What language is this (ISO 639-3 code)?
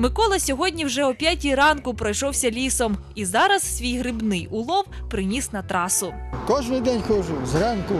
hun